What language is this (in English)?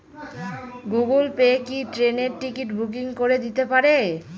Bangla